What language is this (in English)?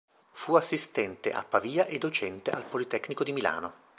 Italian